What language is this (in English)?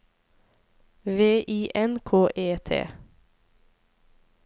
Norwegian